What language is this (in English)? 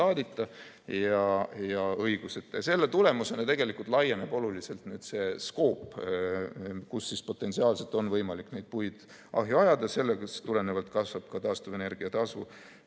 Estonian